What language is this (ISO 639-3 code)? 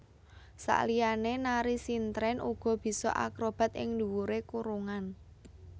jav